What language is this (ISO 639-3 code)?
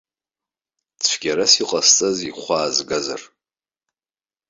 abk